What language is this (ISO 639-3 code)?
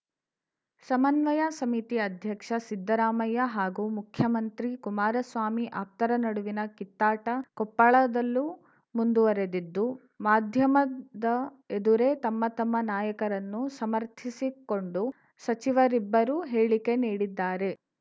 kan